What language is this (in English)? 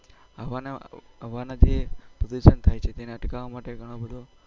Gujarati